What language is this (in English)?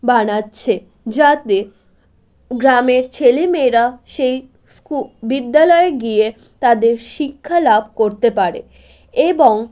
Bangla